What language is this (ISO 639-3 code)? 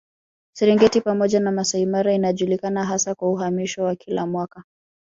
swa